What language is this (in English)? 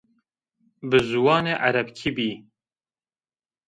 Zaza